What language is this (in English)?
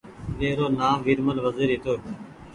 Goaria